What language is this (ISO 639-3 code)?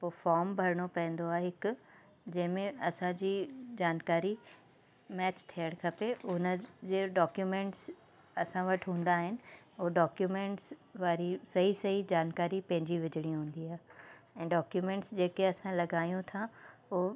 snd